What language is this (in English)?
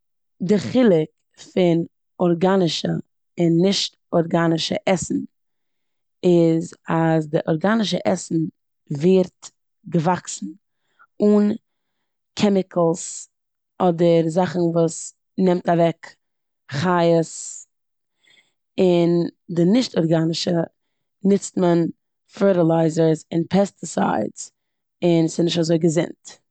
Yiddish